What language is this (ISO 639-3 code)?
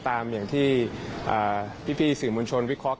tha